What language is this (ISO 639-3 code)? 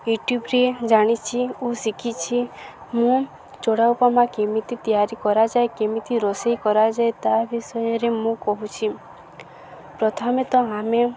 ori